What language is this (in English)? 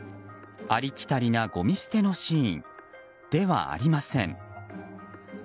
Japanese